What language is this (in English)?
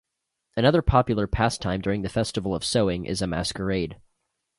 English